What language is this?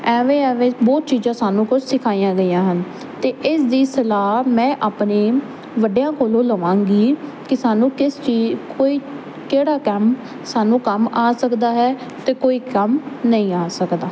Punjabi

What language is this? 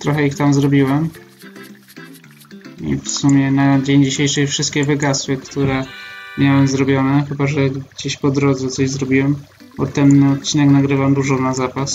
Polish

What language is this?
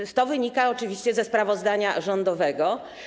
Polish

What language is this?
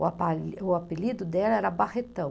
Portuguese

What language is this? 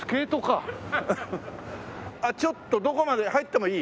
Japanese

